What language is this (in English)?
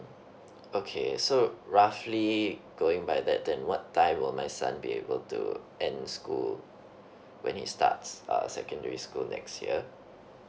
English